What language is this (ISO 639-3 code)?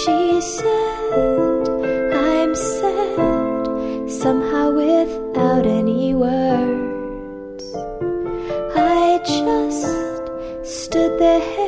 por